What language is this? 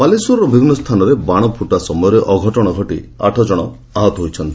Odia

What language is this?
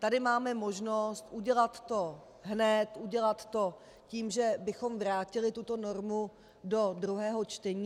Czech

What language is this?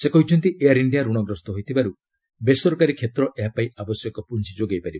Odia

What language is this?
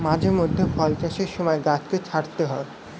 Bangla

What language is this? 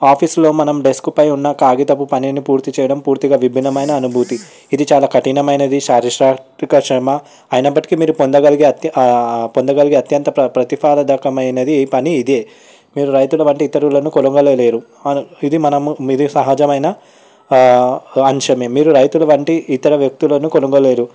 Telugu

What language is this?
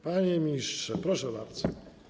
Polish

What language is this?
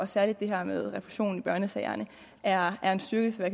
Danish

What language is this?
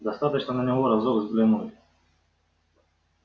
Russian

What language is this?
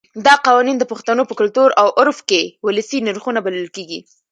Pashto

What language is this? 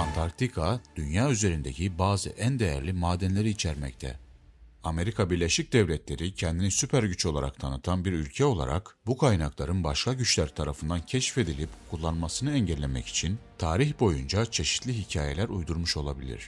Turkish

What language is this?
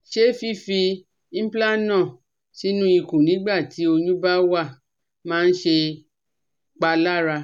Yoruba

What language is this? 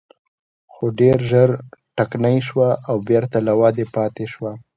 Pashto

